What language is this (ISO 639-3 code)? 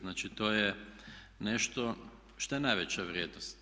hrv